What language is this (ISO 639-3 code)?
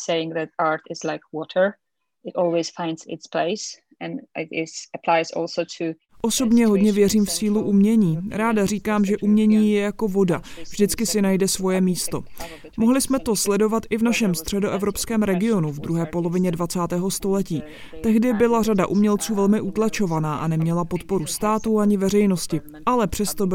ces